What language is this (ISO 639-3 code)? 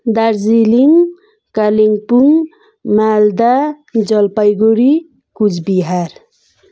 nep